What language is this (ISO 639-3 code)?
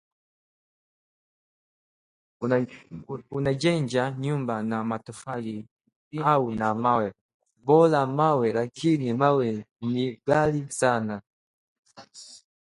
swa